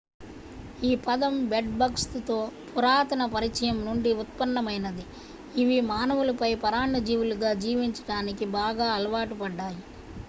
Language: Telugu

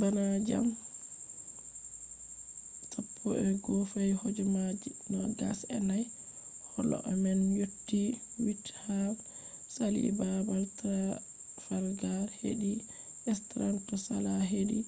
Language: Fula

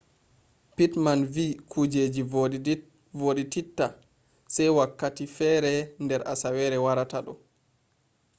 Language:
Fula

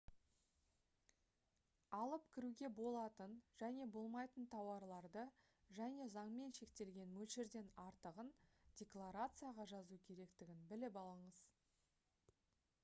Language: Kazakh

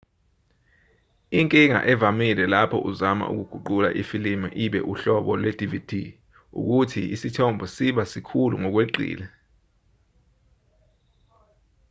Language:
Zulu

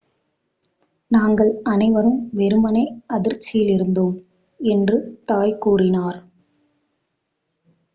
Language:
Tamil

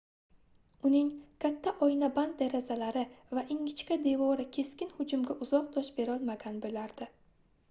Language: Uzbek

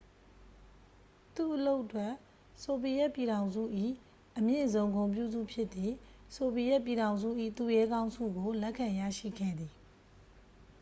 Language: Burmese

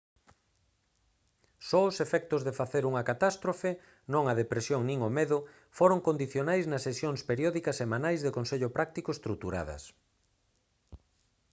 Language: Galician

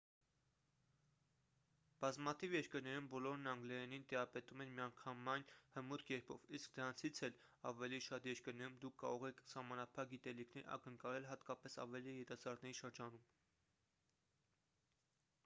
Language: Armenian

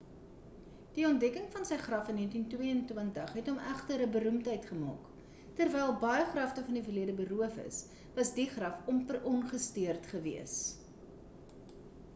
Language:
Afrikaans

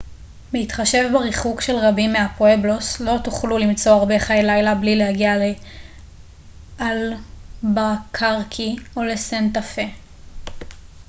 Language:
Hebrew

